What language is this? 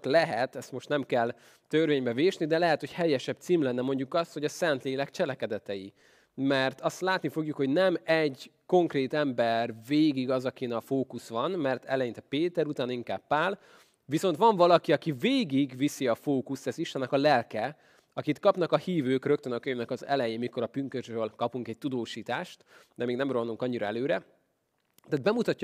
Hungarian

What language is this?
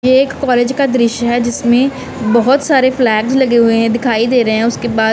Hindi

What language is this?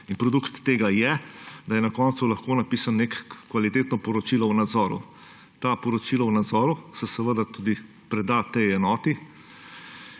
Slovenian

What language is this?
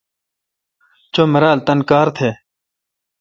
Kalkoti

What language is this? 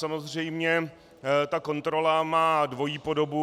Czech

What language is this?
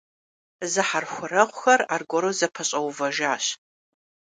Kabardian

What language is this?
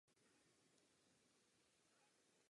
Czech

